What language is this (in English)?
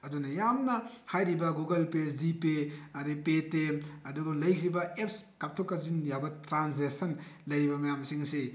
Manipuri